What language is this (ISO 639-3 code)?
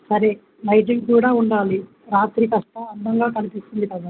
tel